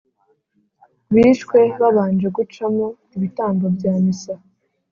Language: Kinyarwanda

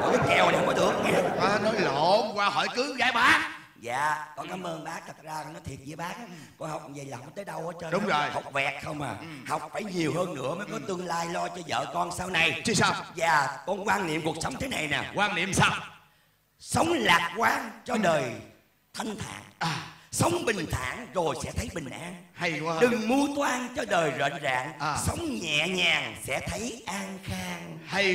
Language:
Vietnamese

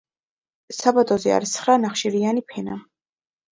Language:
Georgian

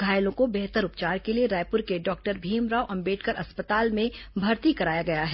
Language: Hindi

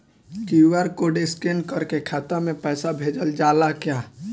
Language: Bhojpuri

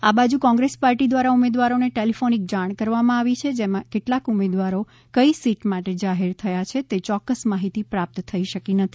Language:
Gujarati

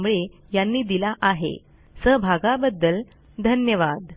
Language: Marathi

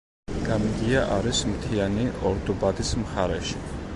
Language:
Georgian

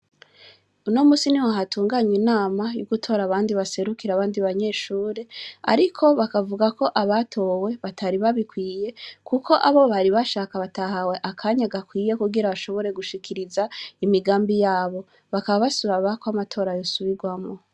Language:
Rundi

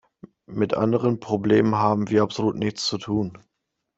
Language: German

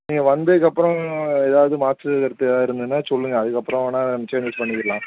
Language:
Tamil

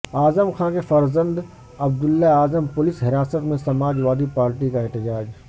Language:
Urdu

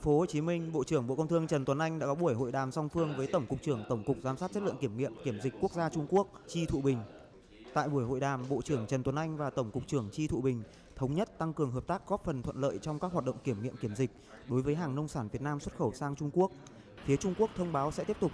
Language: Vietnamese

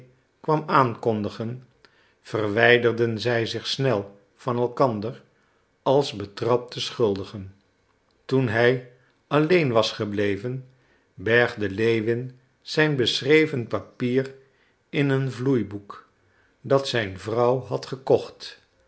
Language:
Dutch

